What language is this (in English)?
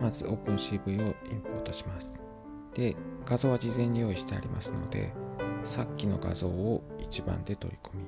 Japanese